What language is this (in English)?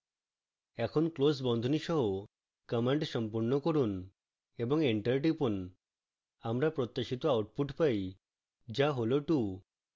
Bangla